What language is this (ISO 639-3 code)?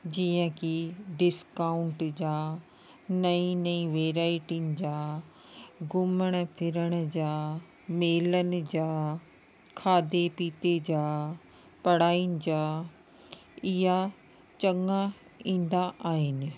snd